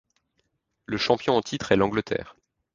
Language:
French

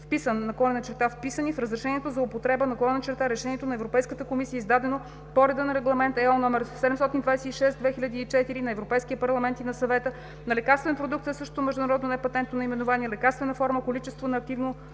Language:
Bulgarian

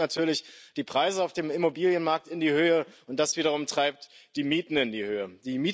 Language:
German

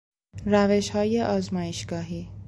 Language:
Persian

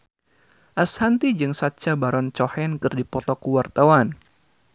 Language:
Sundanese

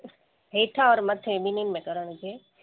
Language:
Sindhi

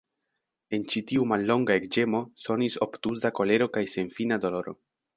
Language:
Esperanto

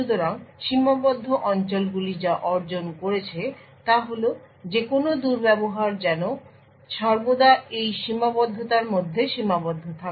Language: Bangla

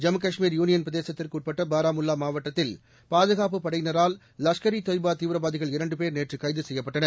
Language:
Tamil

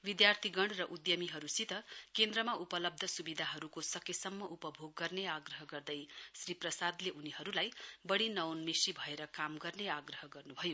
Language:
Nepali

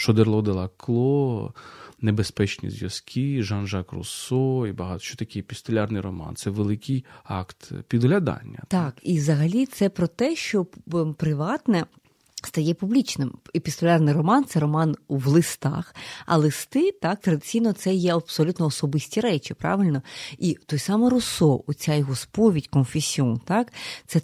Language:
Ukrainian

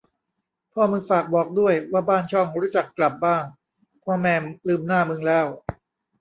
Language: Thai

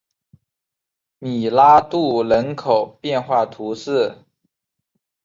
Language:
Chinese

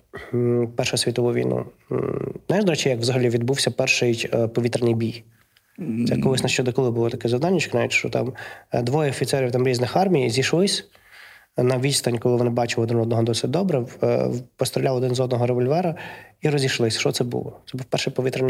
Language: Ukrainian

